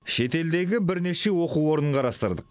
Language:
Kazakh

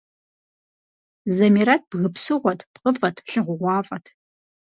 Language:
Kabardian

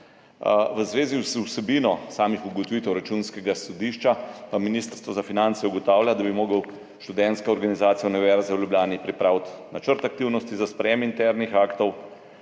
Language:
Slovenian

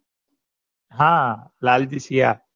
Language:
Gujarati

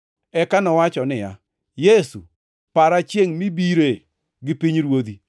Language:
Luo (Kenya and Tanzania)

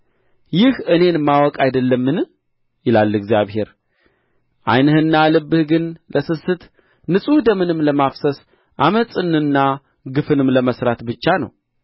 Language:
Amharic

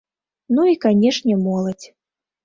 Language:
Belarusian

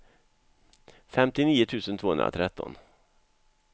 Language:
Swedish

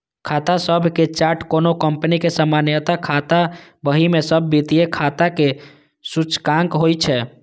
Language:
Maithili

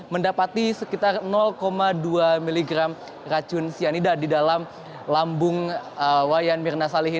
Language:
Indonesian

